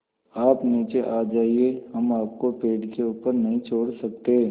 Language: Hindi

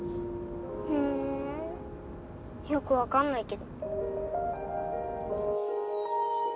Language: Japanese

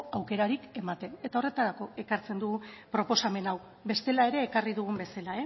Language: Basque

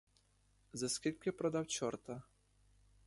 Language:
Ukrainian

